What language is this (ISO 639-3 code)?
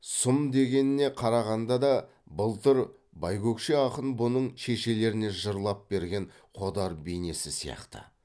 kaz